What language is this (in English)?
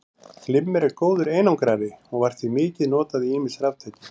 Icelandic